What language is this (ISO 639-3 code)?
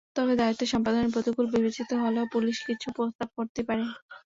ben